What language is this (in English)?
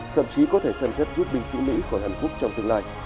Vietnamese